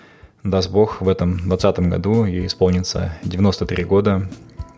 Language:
Kazakh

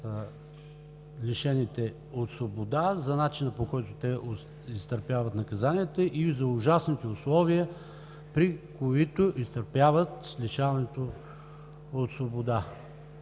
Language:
Bulgarian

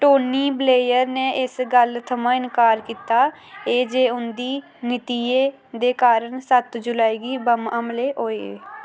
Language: Dogri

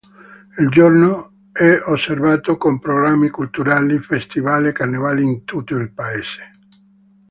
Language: Italian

